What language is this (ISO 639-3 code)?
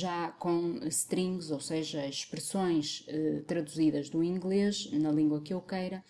por